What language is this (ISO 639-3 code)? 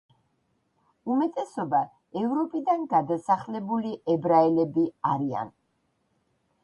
kat